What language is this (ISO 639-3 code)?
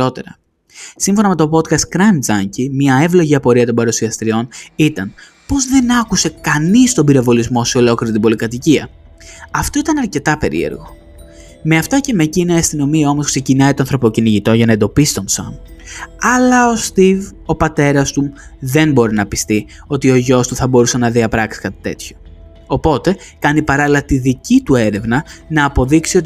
ell